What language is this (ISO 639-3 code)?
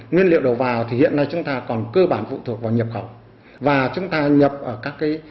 vie